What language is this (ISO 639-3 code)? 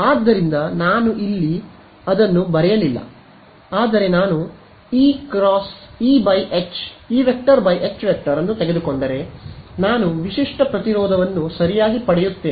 kan